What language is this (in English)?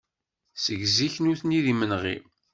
Kabyle